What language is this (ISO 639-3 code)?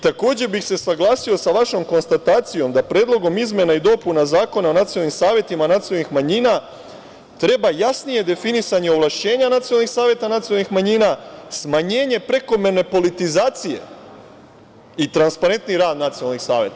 srp